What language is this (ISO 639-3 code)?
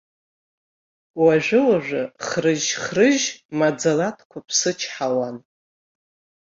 abk